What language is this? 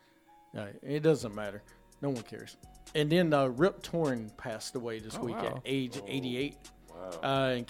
English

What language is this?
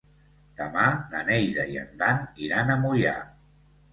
Catalan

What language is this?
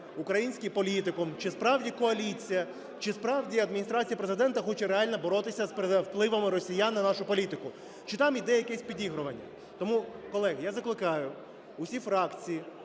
Ukrainian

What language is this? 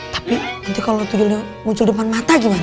Indonesian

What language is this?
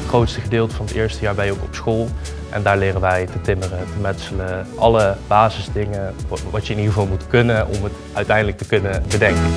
Dutch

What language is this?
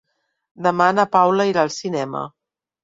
Catalan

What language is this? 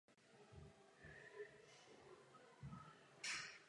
Czech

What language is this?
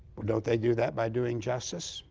English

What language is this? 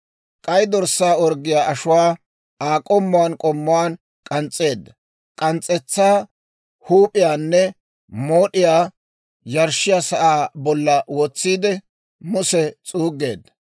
Dawro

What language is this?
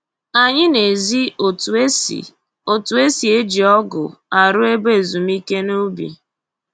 Igbo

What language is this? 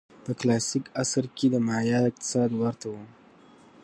Pashto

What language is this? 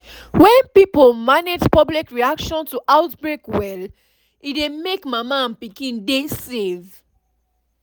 Nigerian Pidgin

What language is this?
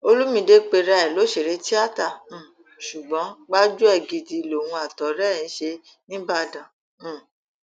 Yoruba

